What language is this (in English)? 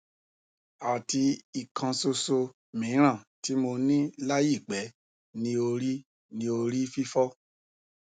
Yoruba